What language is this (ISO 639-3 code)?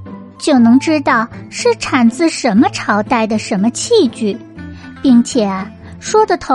zho